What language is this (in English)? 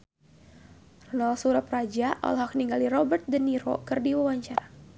Sundanese